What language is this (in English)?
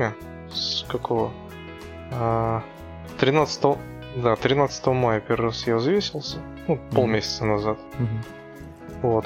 Russian